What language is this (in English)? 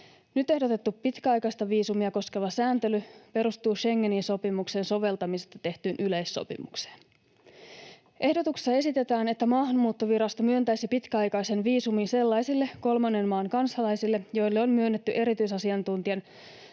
Finnish